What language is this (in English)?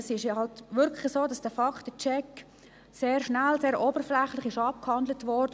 Swiss German